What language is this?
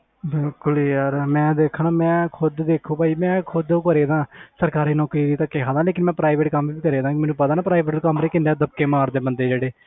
Punjabi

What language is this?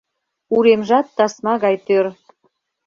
Mari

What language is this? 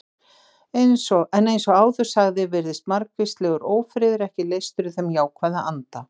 Icelandic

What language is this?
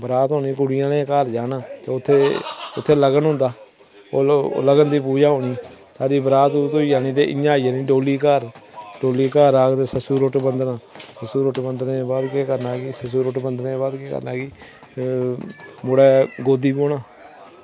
Dogri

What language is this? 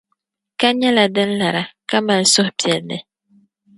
Dagbani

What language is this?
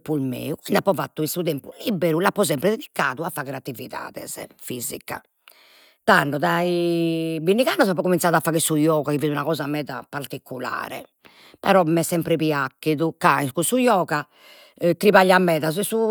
Sardinian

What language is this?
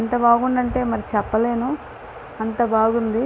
Telugu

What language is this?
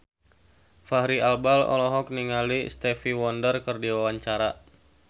Sundanese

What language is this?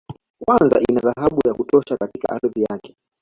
Swahili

